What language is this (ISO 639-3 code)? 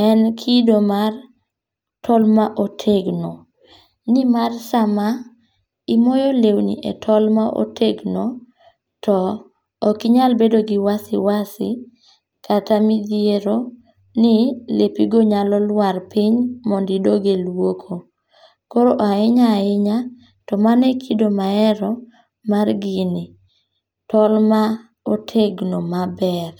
luo